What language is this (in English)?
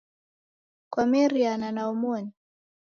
Taita